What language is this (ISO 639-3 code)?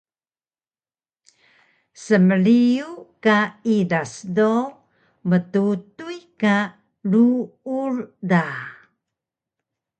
trv